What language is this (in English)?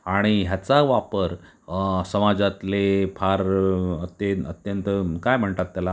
Marathi